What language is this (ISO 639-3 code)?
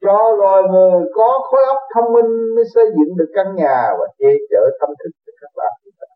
vie